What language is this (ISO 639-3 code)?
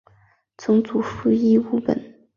zho